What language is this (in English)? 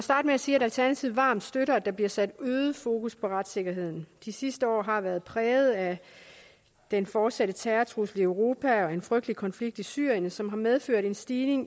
Danish